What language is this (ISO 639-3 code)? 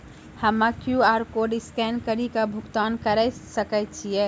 mai